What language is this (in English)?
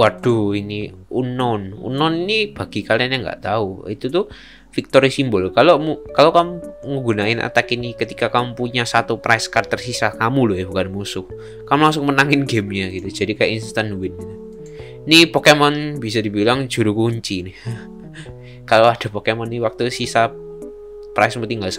Indonesian